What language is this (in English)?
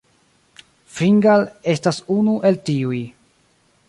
Esperanto